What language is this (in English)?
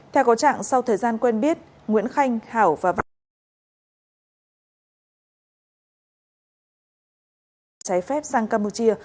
Vietnamese